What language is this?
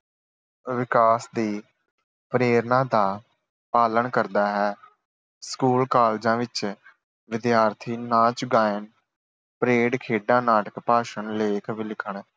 Punjabi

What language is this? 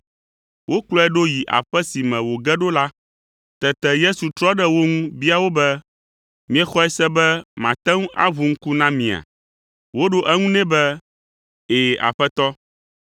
Ewe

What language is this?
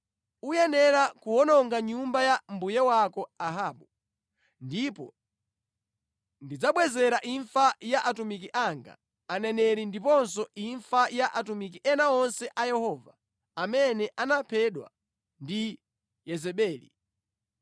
Nyanja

